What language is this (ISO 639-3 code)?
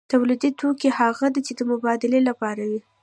pus